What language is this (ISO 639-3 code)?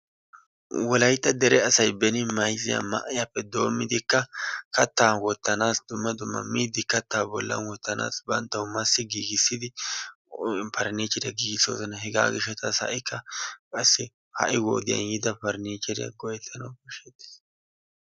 wal